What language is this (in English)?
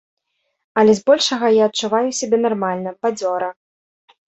Belarusian